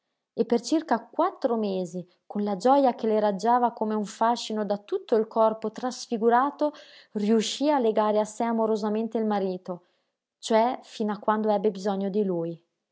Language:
Italian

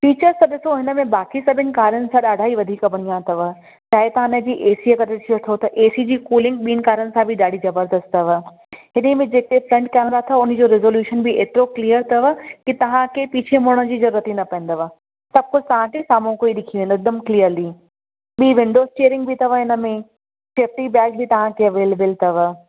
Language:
Sindhi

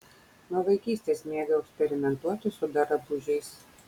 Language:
Lithuanian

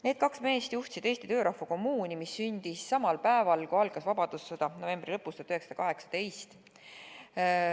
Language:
Estonian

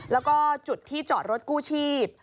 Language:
Thai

